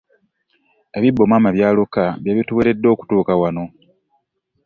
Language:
Ganda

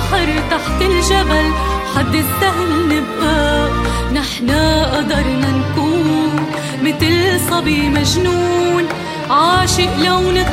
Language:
Arabic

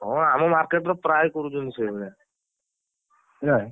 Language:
Odia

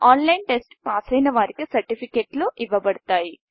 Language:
Telugu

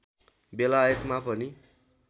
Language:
Nepali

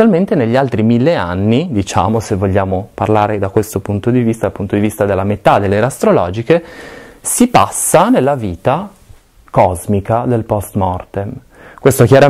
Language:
Italian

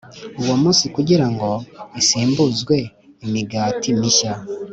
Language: Kinyarwanda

